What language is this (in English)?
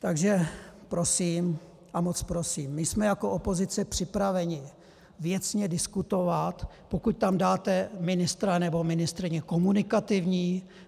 Czech